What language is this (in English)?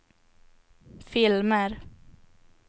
Swedish